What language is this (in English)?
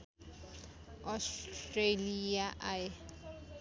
Nepali